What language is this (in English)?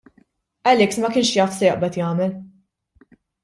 Maltese